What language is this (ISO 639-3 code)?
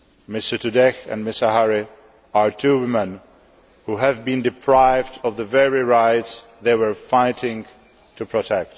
eng